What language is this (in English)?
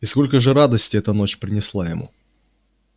Russian